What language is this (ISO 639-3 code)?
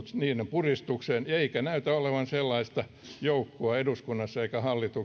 fin